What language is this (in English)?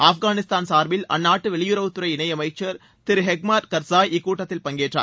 Tamil